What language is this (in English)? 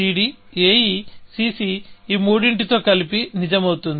Telugu